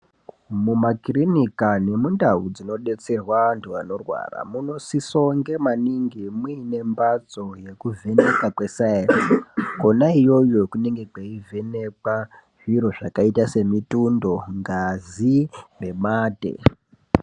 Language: Ndau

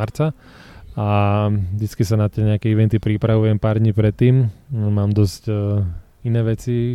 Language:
Slovak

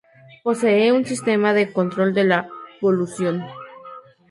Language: Spanish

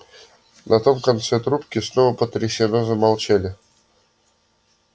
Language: Russian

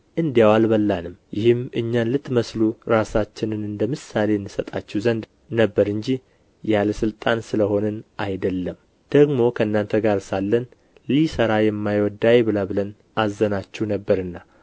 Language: Amharic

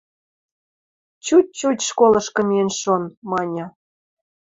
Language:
Western Mari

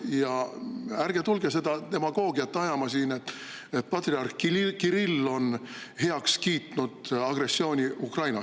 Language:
Estonian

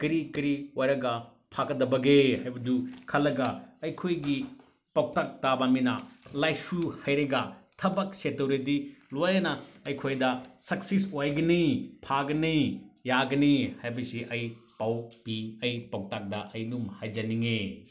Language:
Manipuri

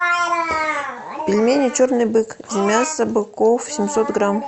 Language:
Russian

